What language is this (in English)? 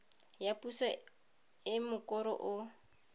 Tswana